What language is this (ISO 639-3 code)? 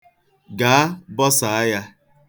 ibo